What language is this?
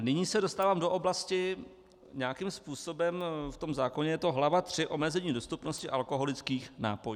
Czech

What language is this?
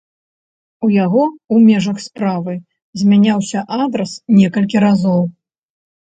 Belarusian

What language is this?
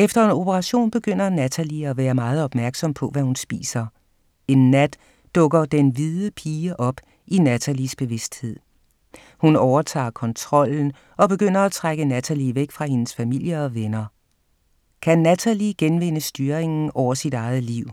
Danish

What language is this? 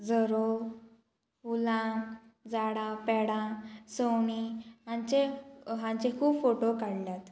Konkani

